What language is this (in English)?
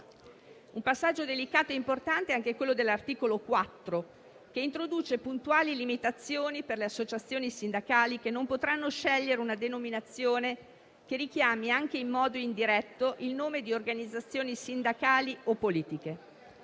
Italian